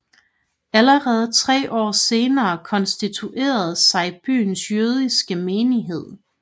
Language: Danish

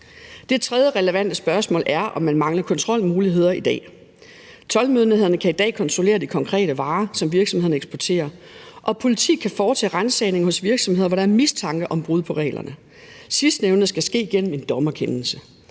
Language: Danish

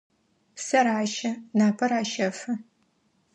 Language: Adyghe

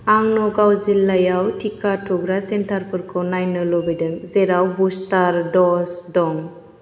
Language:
Bodo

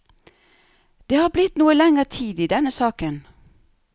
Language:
Norwegian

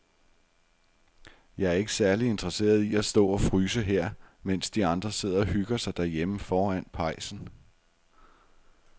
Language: Danish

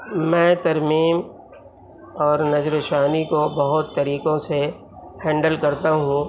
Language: Urdu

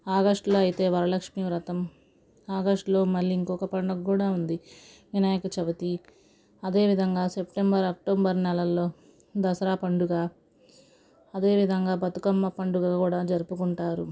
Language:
Telugu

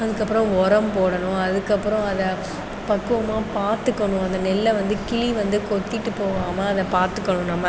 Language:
Tamil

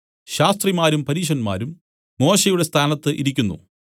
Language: Malayalam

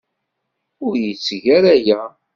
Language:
Kabyle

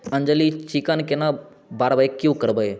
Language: Maithili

